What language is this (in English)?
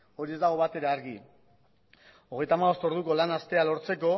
Basque